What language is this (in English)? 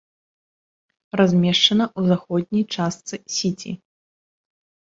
Belarusian